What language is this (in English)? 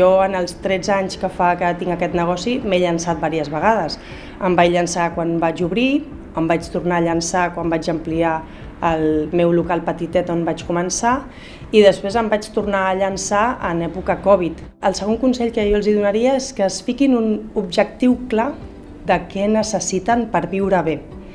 Catalan